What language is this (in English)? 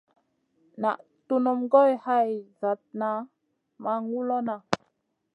Masana